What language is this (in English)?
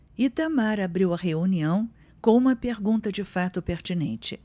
Portuguese